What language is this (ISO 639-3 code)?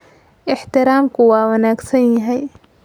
som